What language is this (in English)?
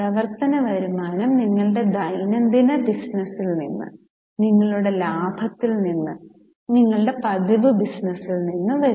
Malayalam